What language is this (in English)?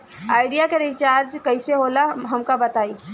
Bhojpuri